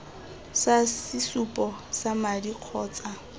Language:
Tswana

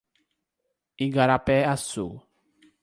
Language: Portuguese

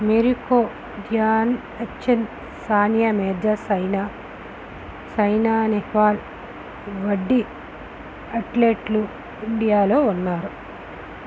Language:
Telugu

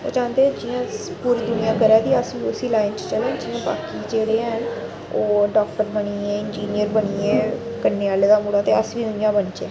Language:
Dogri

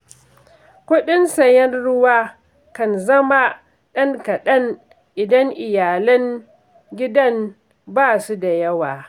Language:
Hausa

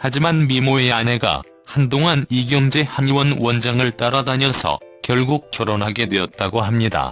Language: Korean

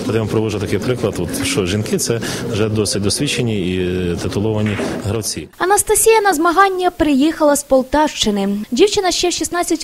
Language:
Ukrainian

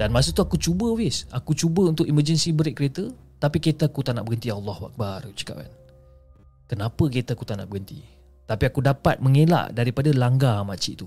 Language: Malay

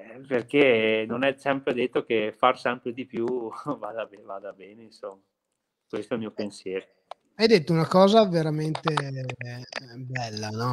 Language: Italian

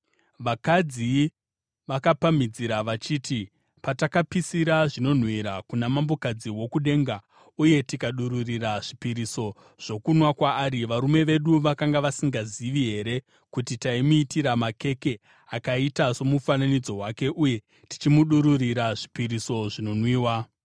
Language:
Shona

